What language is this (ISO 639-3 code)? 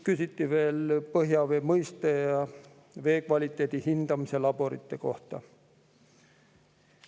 est